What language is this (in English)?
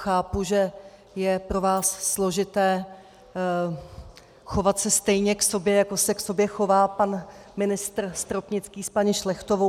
Czech